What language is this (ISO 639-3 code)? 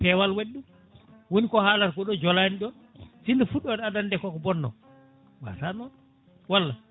ful